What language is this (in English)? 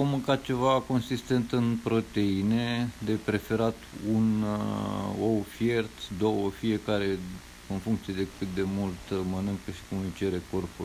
Romanian